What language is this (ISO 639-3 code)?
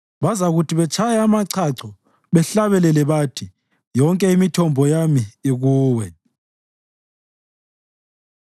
nde